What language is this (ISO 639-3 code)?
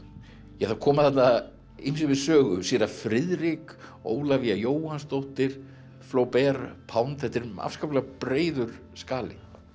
isl